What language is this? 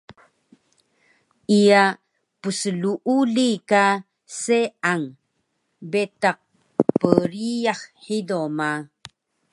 Taroko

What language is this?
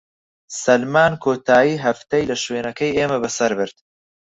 Central Kurdish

